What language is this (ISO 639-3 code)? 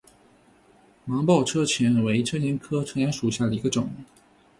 zho